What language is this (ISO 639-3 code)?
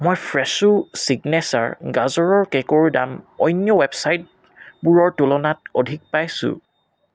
asm